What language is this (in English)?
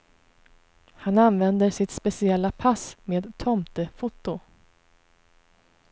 Swedish